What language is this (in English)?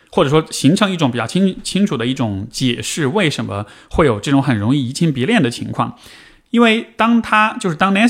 Chinese